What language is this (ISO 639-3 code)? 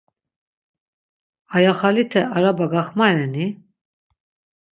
lzz